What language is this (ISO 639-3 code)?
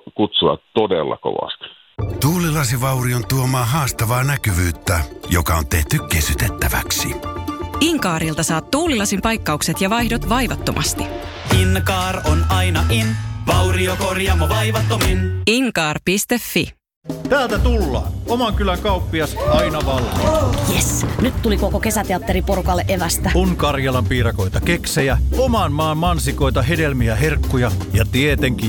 fin